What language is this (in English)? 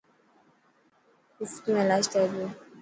Dhatki